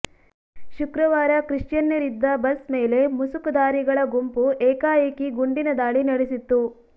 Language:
Kannada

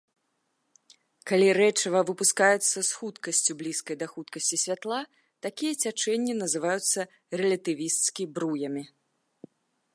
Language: Belarusian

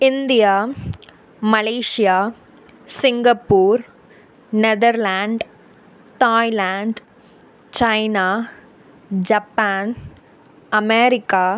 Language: Tamil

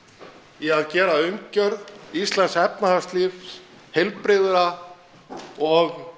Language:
Icelandic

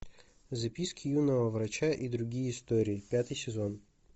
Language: Russian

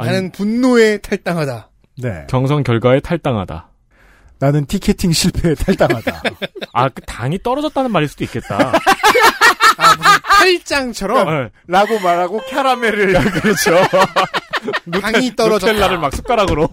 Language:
Korean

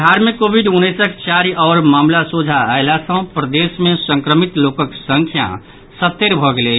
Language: Maithili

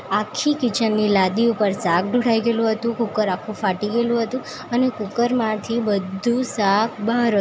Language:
Gujarati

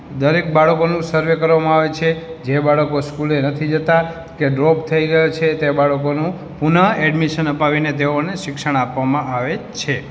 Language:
Gujarati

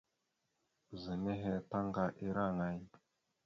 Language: Mada (Cameroon)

